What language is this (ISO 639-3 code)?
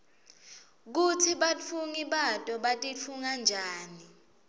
ssw